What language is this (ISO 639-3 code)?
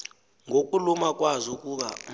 xho